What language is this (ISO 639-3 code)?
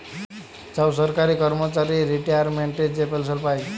ben